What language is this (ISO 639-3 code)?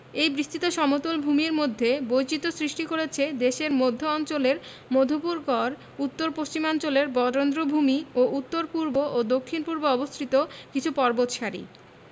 ben